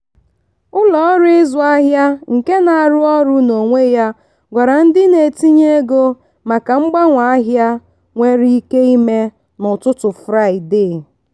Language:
Igbo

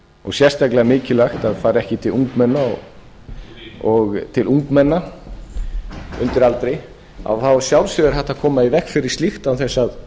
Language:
Icelandic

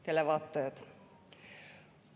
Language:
Estonian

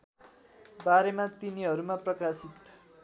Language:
Nepali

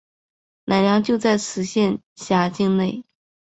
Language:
Chinese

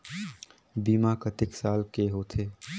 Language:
Chhattisgarhi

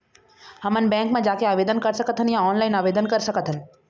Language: Chhattisgarhi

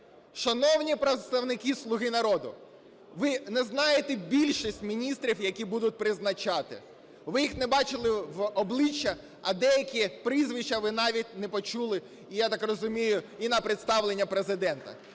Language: Ukrainian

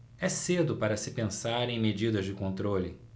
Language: Portuguese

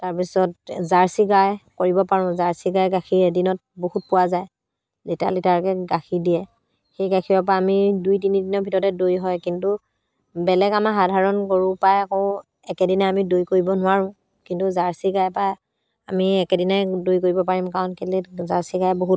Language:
Assamese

